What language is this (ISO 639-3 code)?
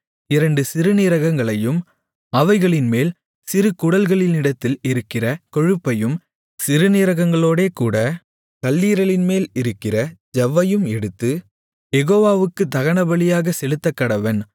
tam